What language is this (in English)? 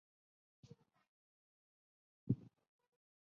Chinese